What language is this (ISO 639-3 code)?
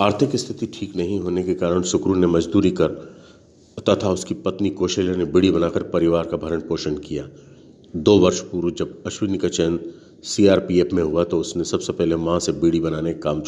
eng